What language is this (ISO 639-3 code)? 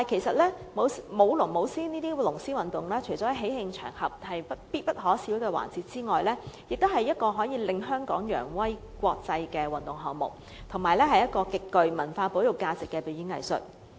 yue